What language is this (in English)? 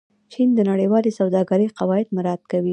Pashto